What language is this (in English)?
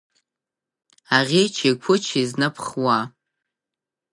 Abkhazian